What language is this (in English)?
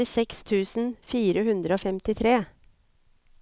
Norwegian